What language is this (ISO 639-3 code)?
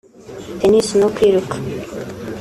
kin